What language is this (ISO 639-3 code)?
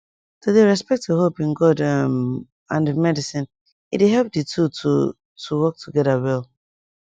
pcm